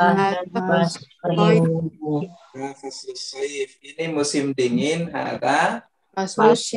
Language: Indonesian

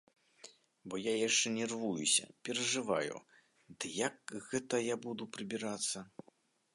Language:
Belarusian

